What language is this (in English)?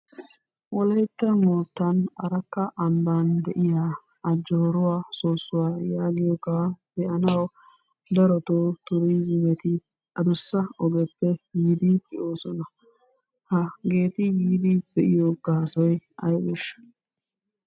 Wolaytta